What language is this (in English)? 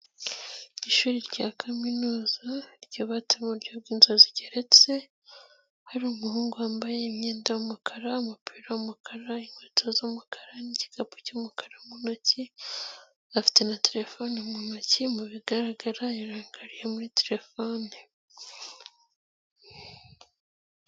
Kinyarwanda